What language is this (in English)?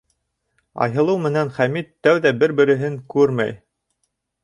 Bashkir